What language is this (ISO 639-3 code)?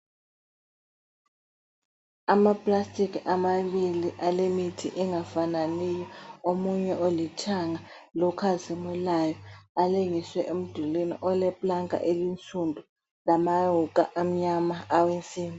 nde